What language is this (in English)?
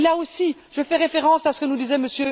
French